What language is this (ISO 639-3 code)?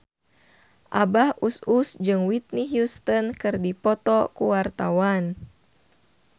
sun